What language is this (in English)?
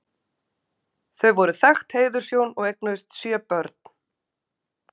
Icelandic